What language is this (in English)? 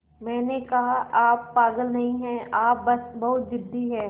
Hindi